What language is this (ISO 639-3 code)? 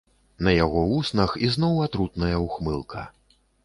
bel